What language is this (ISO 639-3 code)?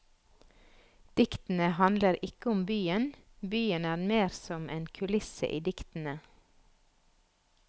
nor